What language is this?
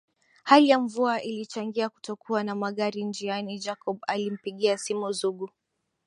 Swahili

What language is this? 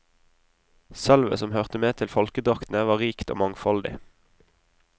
Norwegian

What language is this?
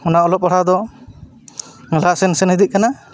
Santali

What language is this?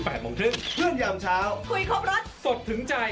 Thai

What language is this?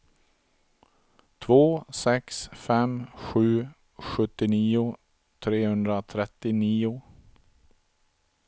Swedish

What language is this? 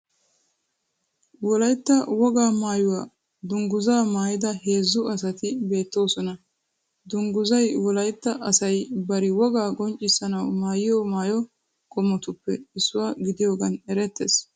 Wolaytta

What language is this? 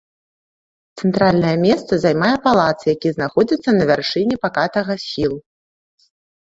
Belarusian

